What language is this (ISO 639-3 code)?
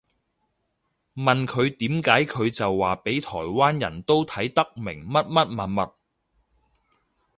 yue